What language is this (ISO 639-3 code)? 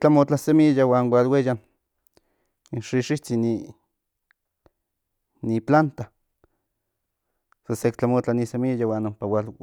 nhn